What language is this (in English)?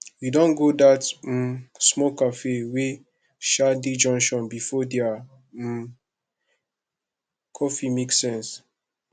Nigerian Pidgin